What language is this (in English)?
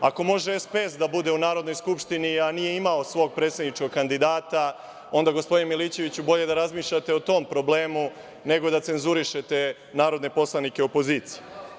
Serbian